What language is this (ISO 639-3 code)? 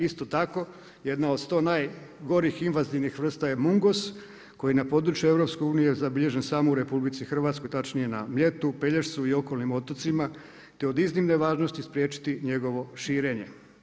hrv